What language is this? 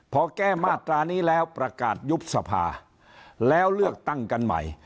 Thai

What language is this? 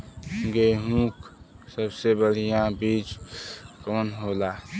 Bhojpuri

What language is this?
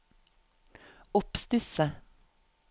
Norwegian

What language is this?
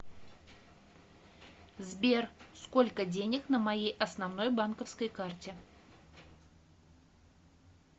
Russian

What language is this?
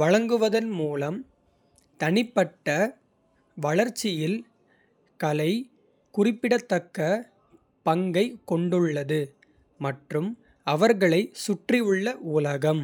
Kota (India)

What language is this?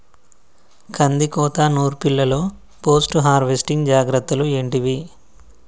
Telugu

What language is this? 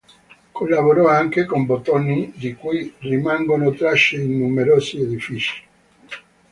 Italian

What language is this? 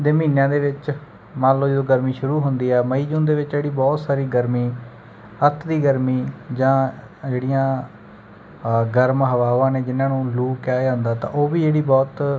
Punjabi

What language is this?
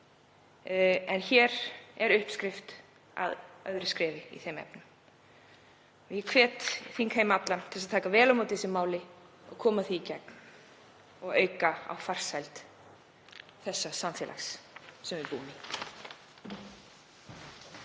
Icelandic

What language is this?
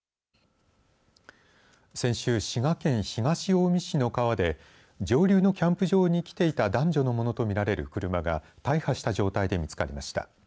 Japanese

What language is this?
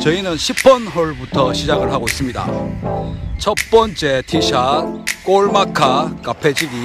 Korean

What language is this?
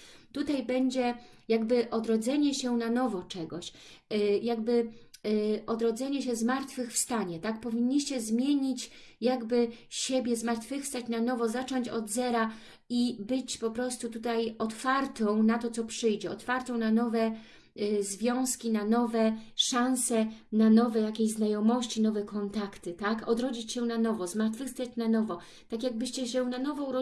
Polish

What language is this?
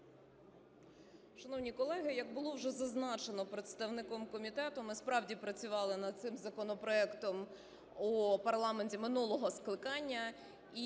Ukrainian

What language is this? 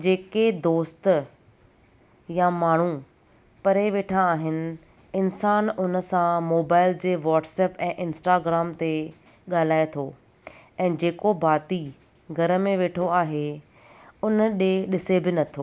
Sindhi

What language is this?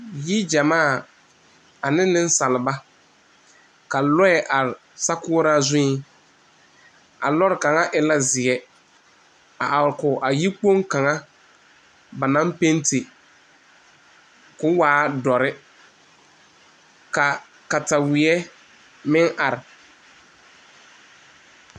Southern Dagaare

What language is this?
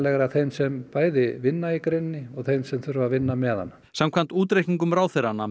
Icelandic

